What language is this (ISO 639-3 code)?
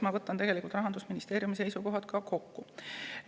est